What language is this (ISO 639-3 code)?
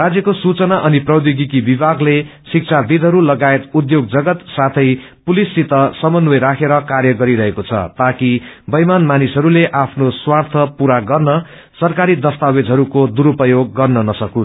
nep